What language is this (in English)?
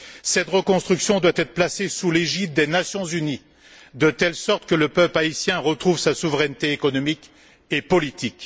French